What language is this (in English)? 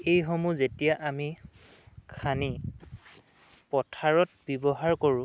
Assamese